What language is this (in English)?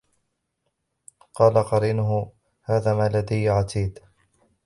Arabic